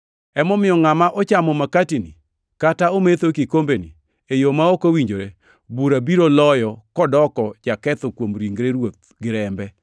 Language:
Luo (Kenya and Tanzania)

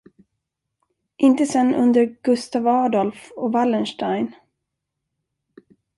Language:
Swedish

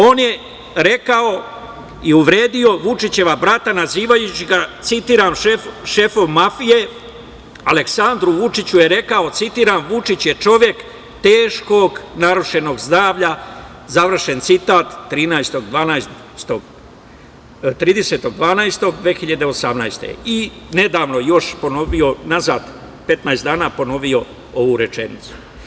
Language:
Serbian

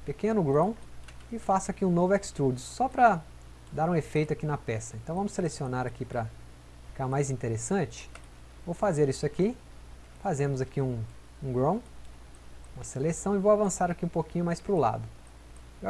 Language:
Portuguese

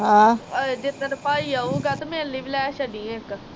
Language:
Punjabi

